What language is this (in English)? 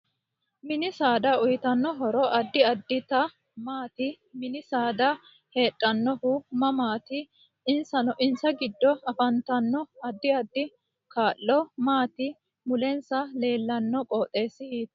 Sidamo